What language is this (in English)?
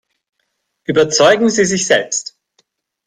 German